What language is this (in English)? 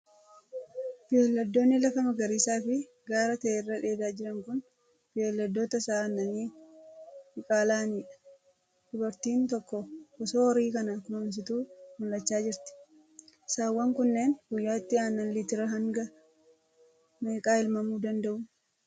Oromo